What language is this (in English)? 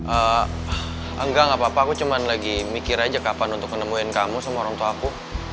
Indonesian